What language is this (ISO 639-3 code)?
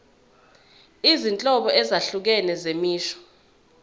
zul